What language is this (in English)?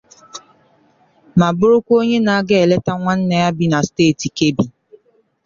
Igbo